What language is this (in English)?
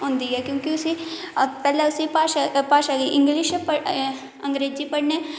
Dogri